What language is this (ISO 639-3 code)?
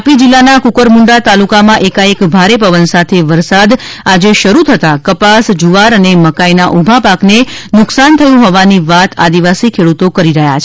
guj